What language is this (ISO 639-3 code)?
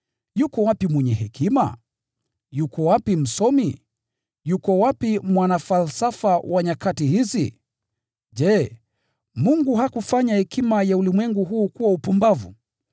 swa